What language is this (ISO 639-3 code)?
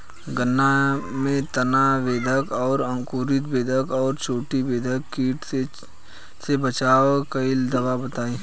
bho